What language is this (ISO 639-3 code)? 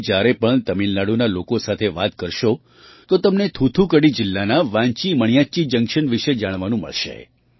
guj